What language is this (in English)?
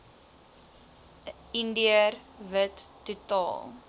Afrikaans